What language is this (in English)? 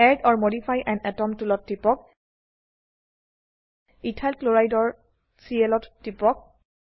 Assamese